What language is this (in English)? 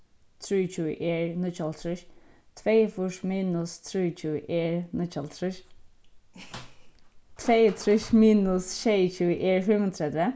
Faroese